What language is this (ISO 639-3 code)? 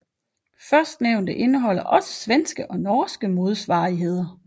dan